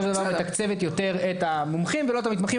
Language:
Hebrew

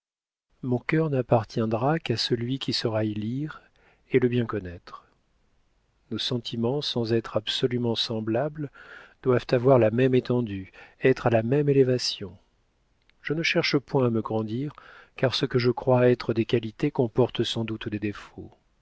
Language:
French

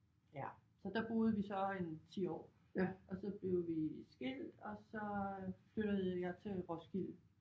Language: Danish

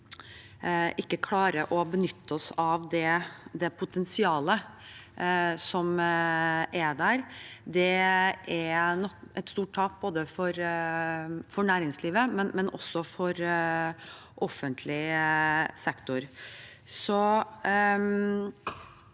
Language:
Norwegian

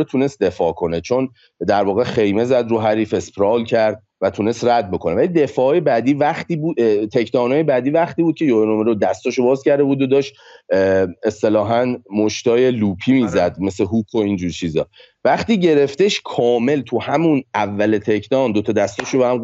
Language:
Persian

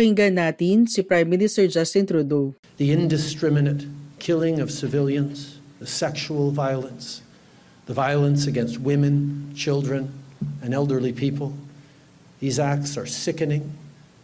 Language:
Filipino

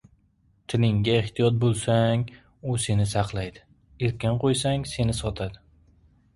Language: Uzbek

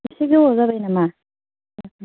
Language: Bodo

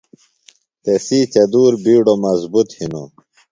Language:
Phalura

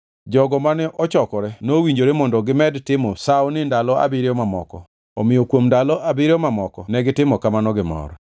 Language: Luo (Kenya and Tanzania)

